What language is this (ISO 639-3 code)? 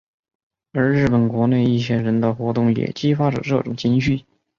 zho